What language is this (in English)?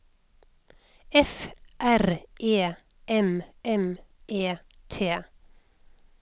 Norwegian